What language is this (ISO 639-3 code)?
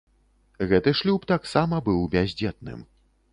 bel